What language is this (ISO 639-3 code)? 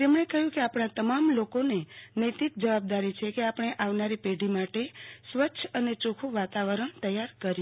guj